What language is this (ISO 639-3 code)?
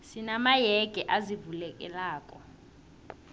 nbl